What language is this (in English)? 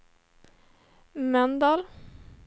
Swedish